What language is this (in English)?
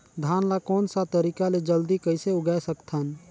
Chhattisgarhi